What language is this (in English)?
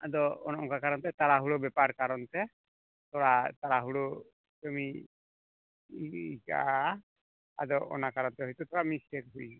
Santali